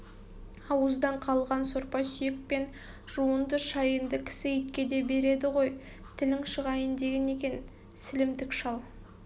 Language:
Kazakh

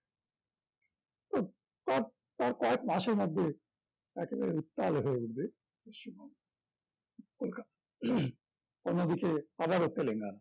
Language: Bangla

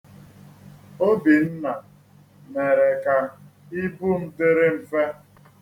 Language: Igbo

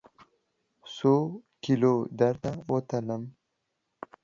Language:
Pashto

